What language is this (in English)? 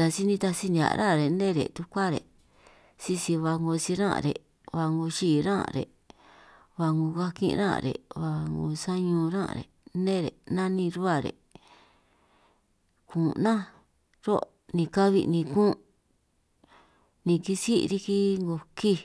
San Martín Itunyoso Triqui